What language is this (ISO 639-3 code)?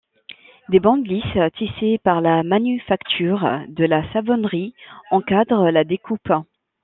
fra